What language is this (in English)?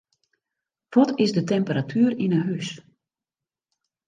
Western Frisian